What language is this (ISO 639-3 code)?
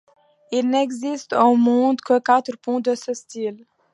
fra